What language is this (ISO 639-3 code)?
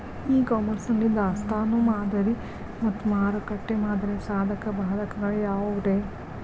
kan